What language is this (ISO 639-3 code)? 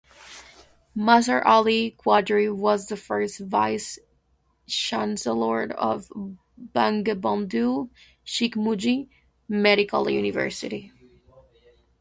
eng